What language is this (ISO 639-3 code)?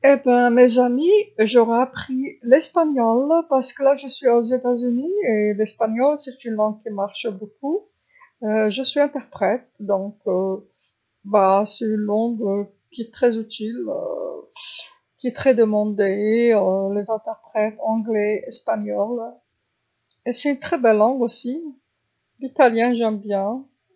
arq